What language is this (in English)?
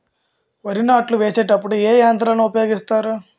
Telugu